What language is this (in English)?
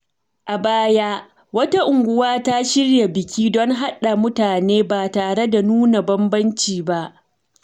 Hausa